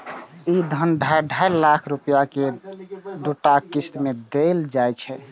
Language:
Maithili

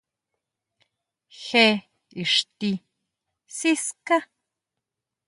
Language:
Huautla Mazatec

